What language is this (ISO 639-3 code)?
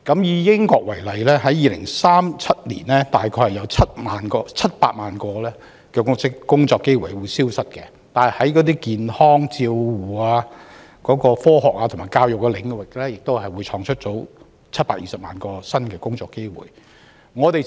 yue